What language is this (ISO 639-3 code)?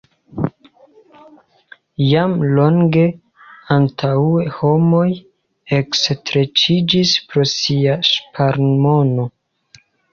epo